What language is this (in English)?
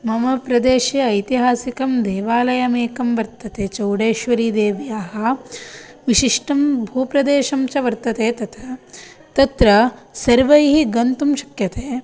Sanskrit